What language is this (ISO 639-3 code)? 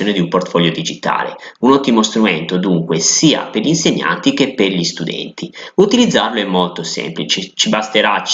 ita